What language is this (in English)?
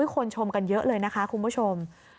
Thai